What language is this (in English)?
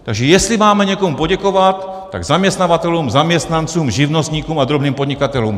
Czech